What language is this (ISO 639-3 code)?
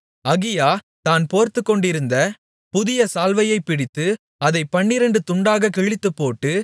tam